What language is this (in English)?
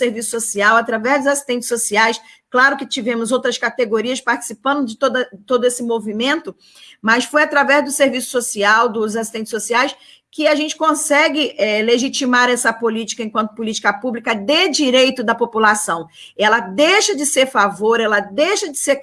Portuguese